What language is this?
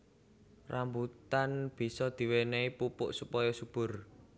Javanese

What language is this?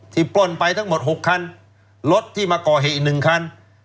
Thai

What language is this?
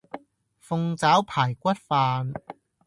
Cantonese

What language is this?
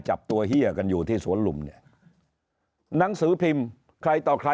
Thai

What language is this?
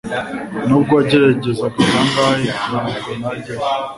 Kinyarwanda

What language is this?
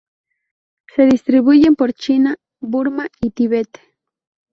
Spanish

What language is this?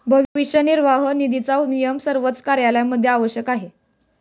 Marathi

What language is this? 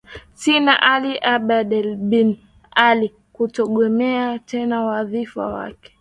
Swahili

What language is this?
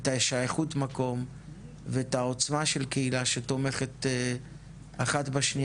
Hebrew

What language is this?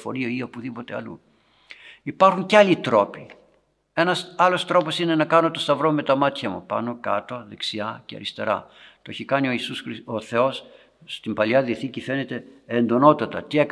Greek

